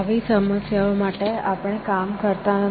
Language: Gujarati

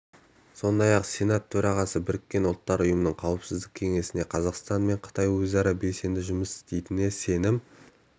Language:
Kazakh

